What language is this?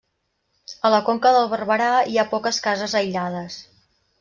Catalan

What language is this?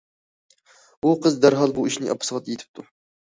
Uyghur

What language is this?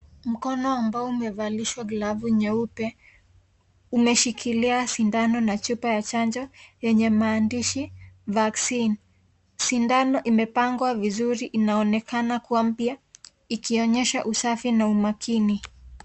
Swahili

